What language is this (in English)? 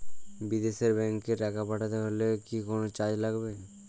Bangla